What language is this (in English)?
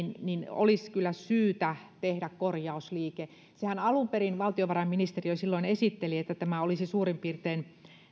Finnish